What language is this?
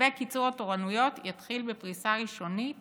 Hebrew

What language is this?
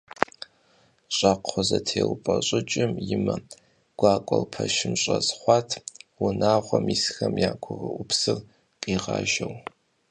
Kabardian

